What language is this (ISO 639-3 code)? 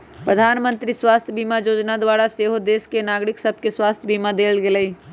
mag